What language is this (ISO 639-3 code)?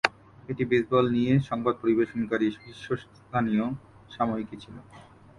ben